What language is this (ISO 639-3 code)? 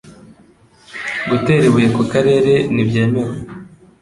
kin